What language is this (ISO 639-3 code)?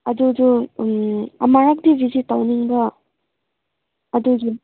mni